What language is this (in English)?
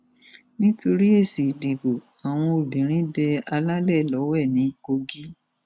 Yoruba